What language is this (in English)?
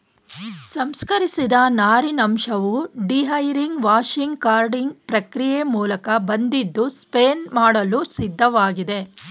Kannada